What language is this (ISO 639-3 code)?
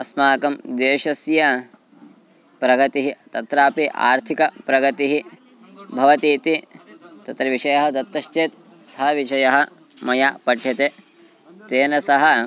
san